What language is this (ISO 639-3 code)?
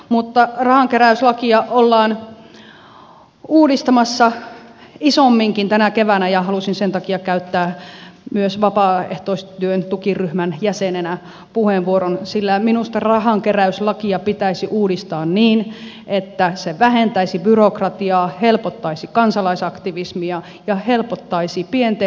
fin